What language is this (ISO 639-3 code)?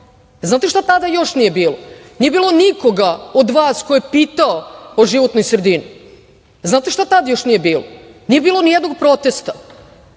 srp